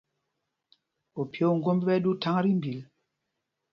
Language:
Mpumpong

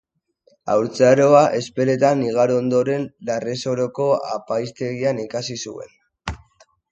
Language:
Basque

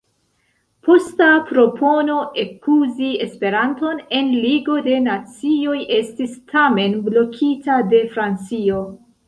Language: Esperanto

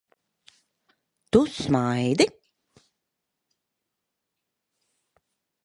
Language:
Latvian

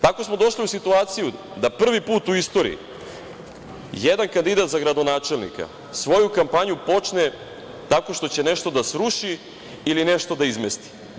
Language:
Serbian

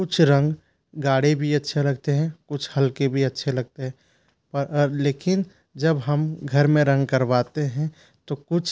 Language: Hindi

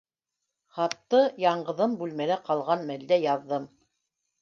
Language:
Bashkir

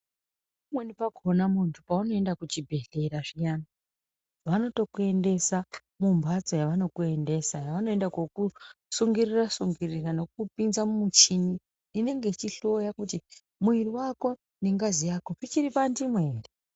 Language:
Ndau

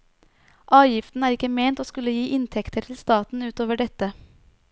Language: Norwegian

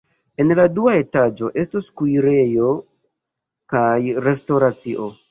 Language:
Esperanto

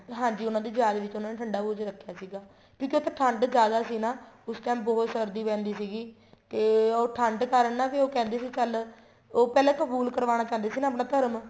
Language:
Punjabi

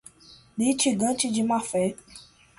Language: Portuguese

